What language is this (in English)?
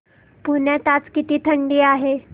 Marathi